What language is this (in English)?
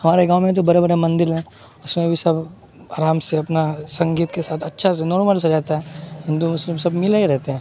Urdu